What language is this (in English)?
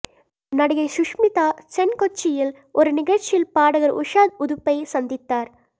Tamil